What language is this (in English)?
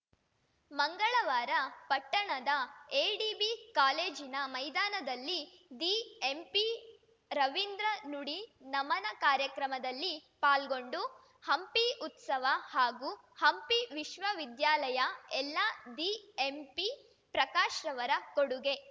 Kannada